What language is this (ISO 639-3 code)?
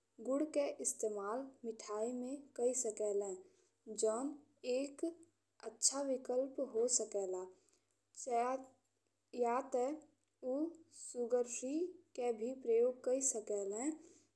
bho